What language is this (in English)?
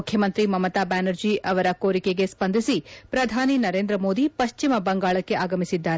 Kannada